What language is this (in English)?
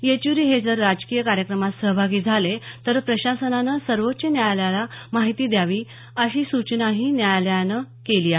Marathi